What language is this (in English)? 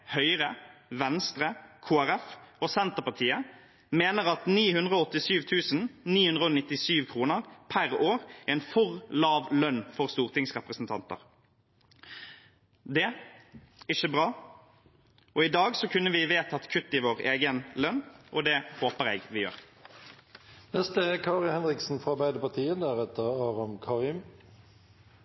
Norwegian Bokmål